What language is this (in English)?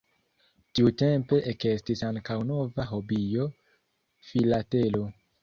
Esperanto